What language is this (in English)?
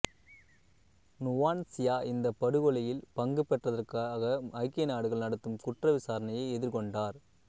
Tamil